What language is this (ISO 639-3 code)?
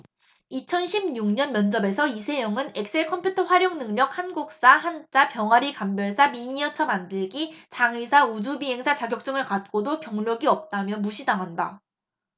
kor